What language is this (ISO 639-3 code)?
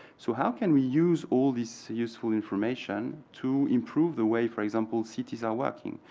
eng